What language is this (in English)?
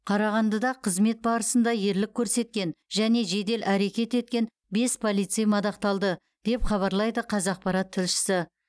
Kazakh